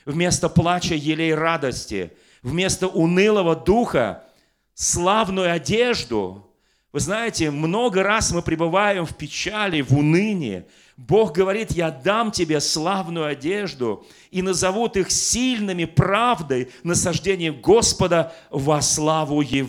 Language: Russian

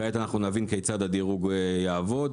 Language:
Hebrew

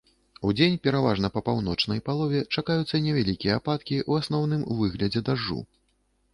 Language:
Belarusian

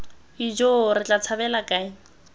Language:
Tswana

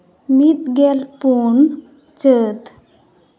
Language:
Santali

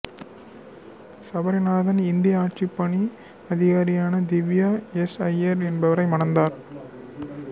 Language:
Tamil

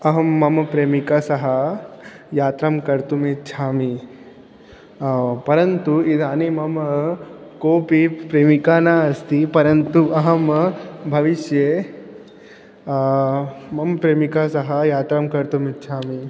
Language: Sanskrit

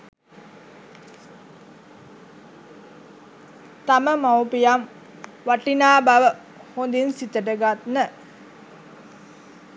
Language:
Sinhala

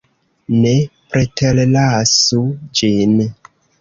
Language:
Esperanto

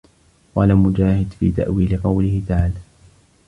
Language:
Arabic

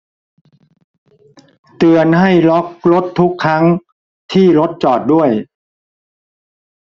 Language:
Thai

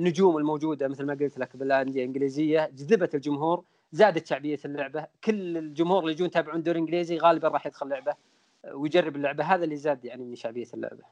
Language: Arabic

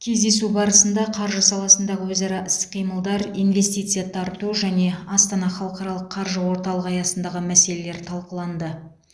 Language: Kazakh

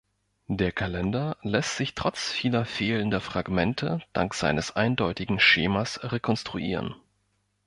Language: German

